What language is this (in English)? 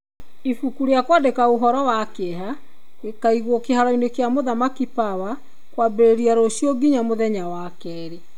Kikuyu